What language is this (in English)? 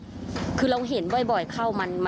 Thai